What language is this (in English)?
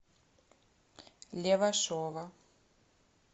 Russian